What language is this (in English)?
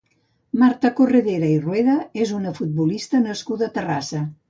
Catalan